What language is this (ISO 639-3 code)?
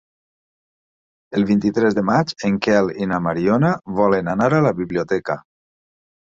cat